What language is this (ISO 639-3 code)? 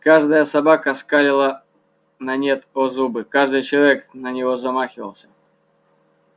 rus